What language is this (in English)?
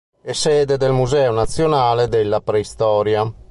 Italian